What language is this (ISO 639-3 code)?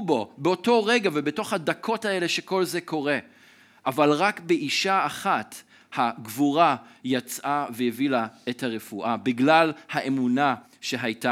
heb